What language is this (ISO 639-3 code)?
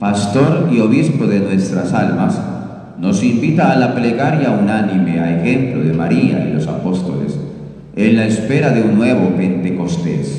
spa